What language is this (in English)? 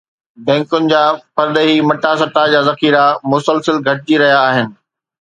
Sindhi